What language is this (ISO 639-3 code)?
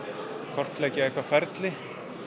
isl